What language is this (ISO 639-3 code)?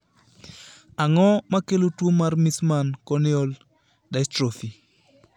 luo